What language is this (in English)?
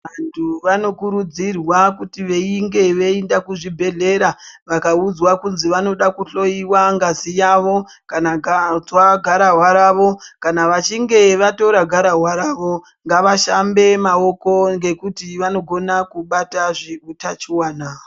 Ndau